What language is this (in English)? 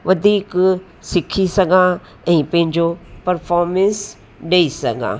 Sindhi